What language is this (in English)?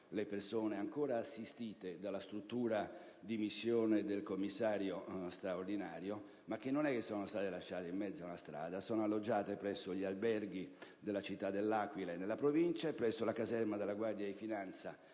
Italian